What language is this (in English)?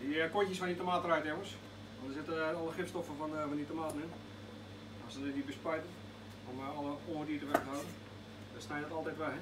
Dutch